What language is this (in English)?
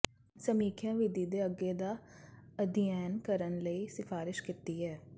Punjabi